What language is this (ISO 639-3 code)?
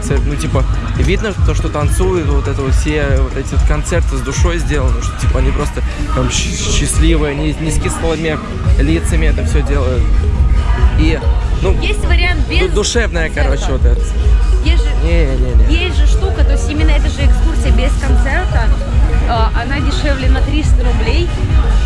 rus